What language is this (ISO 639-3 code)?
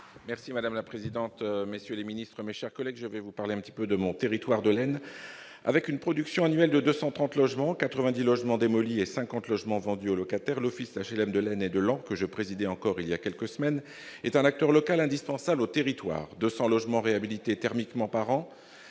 fra